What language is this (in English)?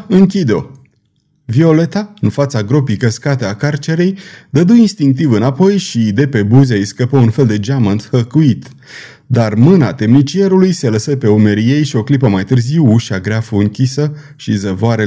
Romanian